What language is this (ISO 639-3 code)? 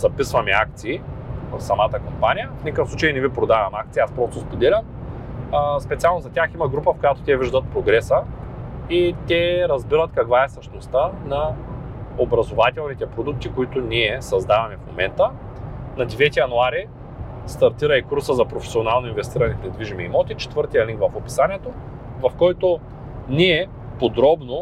bul